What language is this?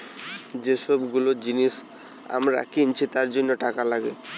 Bangla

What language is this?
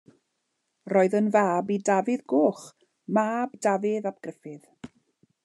Welsh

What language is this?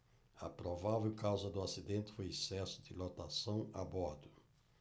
Portuguese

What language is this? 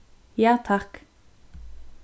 Faroese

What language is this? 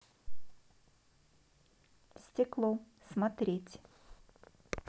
Russian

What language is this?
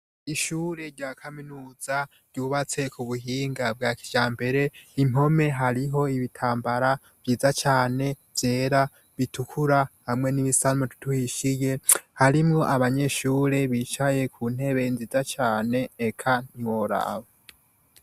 Rundi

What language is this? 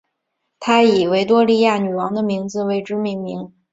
Chinese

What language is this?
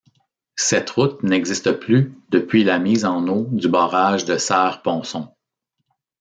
French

